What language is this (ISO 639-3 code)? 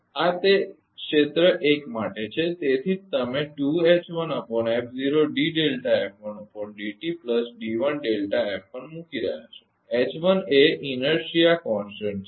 guj